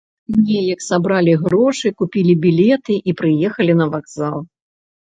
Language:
Belarusian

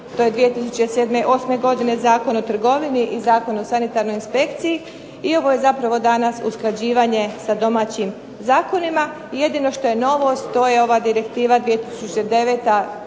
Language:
Croatian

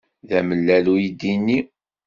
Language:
Kabyle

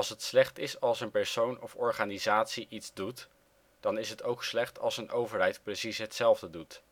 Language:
Dutch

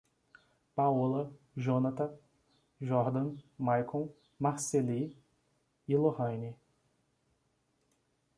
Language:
Portuguese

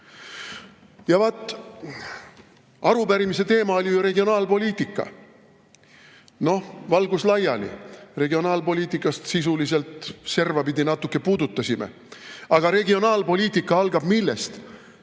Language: Estonian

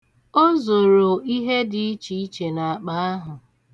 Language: Igbo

